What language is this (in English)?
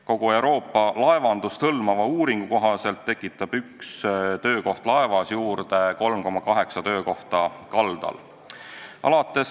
Estonian